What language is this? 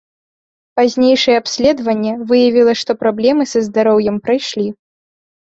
Belarusian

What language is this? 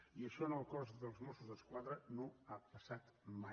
Catalan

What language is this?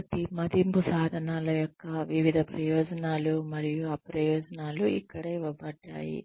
Telugu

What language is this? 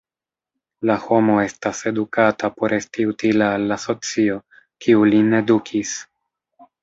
Esperanto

